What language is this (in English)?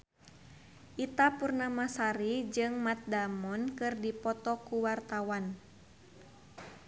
Sundanese